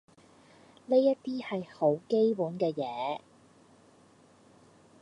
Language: Cantonese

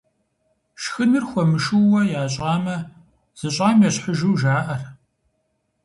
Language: Kabardian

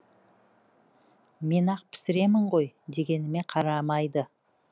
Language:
Kazakh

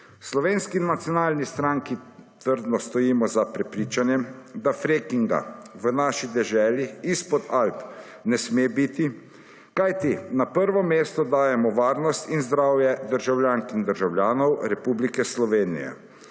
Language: Slovenian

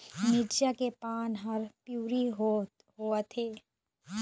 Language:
Chhattisgarhi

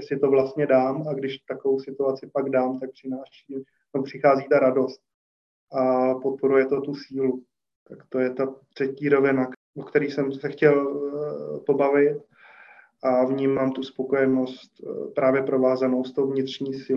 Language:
Czech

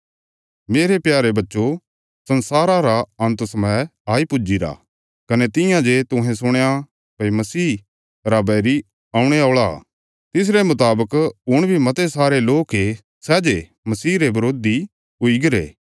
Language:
Bilaspuri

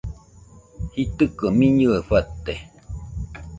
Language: Nüpode Huitoto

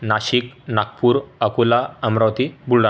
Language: Marathi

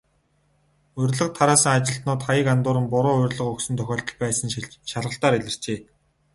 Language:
Mongolian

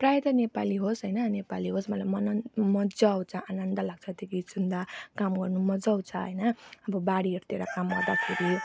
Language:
Nepali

